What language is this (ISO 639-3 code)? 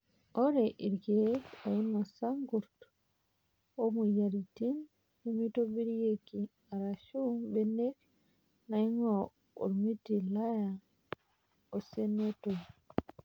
mas